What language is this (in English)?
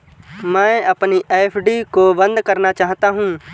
Hindi